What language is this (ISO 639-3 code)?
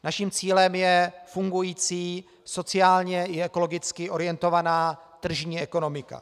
ces